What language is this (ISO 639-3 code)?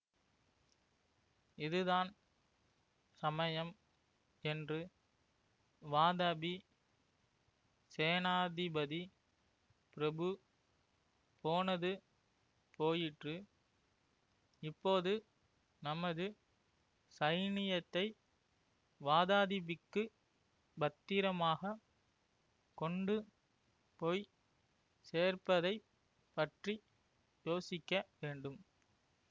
tam